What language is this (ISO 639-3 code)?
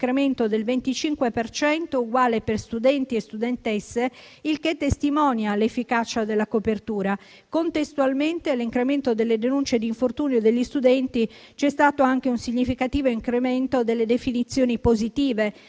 ita